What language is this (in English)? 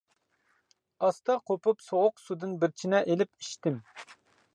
Uyghur